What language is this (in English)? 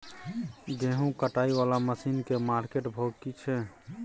Maithili